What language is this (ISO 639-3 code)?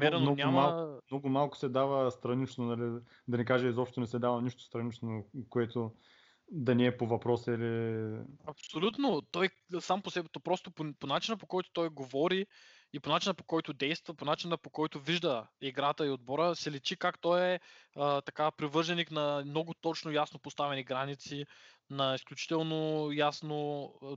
bul